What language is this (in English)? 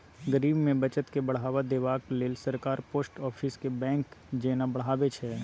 Maithili